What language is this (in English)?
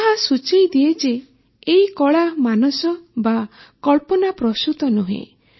Odia